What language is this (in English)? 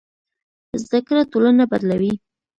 Pashto